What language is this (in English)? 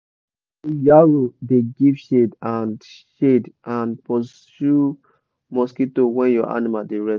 Nigerian Pidgin